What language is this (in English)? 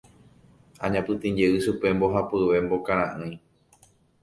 Guarani